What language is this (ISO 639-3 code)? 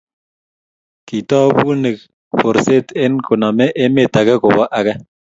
kln